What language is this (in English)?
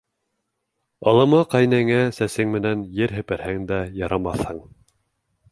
Bashkir